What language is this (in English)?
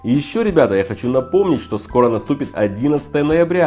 Russian